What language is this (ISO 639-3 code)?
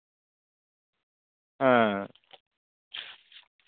sat